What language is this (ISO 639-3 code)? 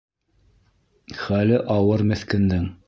bak